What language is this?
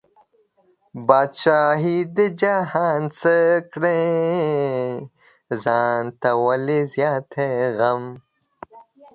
Pashto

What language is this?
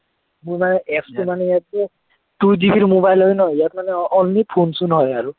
Assamese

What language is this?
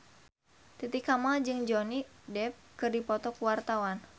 Sundanese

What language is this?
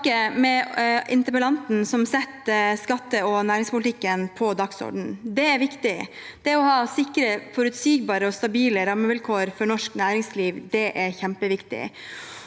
Norwegian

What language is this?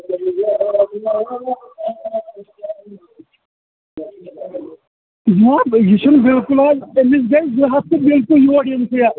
Kashmiri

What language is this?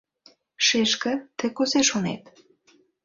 Mari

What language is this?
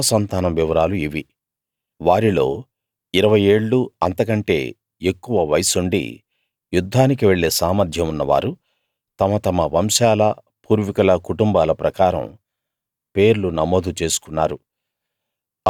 Telugu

